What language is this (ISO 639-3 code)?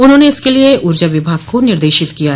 hin